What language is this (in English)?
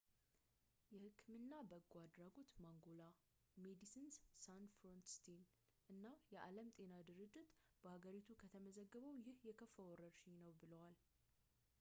Amharic